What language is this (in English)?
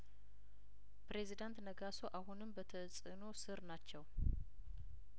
Amharic